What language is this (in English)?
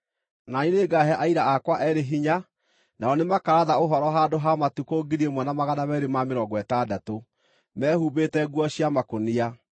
Kikuyu